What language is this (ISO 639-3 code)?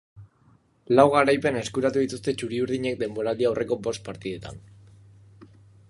eus